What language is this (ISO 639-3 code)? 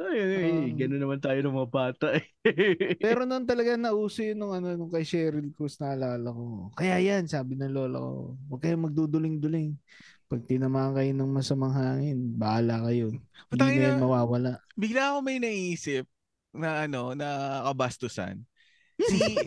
fil